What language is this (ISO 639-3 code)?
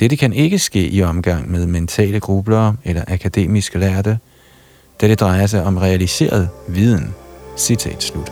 dan